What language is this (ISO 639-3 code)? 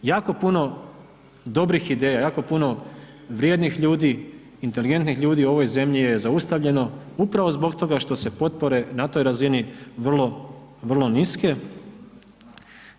hrv